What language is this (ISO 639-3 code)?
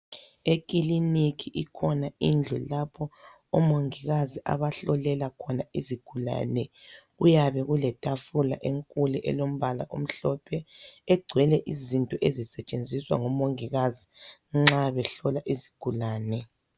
nde